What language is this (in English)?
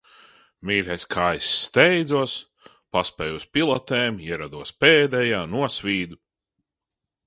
Latvian